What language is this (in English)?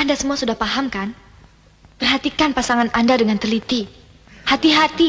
Indonesian